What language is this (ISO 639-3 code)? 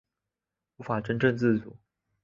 zho